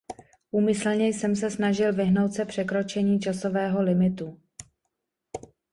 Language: Czech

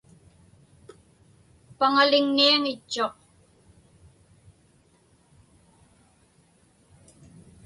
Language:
Inupiaq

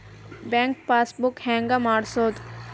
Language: Kannada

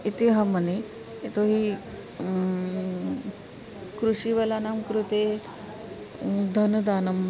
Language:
Sanskrit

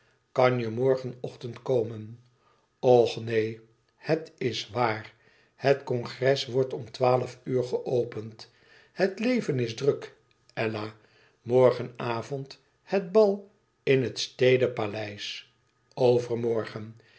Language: Dutch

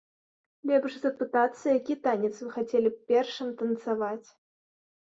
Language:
Belarusian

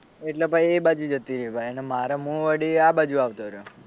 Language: Gujarati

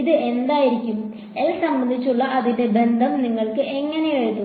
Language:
Malayalam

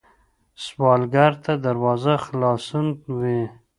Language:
Pashto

